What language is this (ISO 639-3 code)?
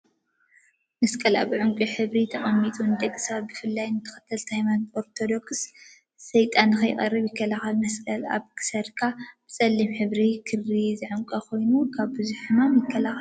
tir